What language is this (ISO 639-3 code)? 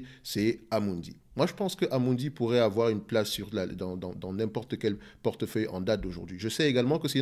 fra